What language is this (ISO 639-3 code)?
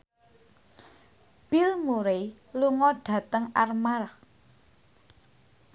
jav